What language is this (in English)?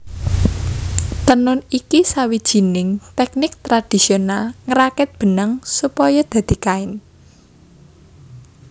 Javanese